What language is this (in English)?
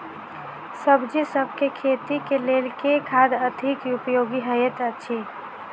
Maithili